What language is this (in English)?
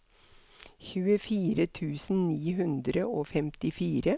Norwegian